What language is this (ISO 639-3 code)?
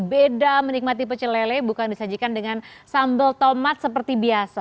ind